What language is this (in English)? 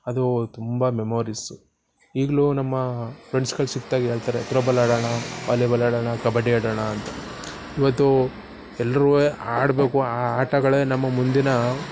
Kannada